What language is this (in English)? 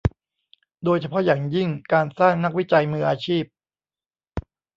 Thai